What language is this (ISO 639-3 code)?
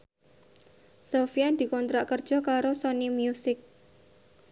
jav